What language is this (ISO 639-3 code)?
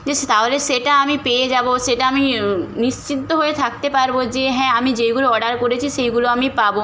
ben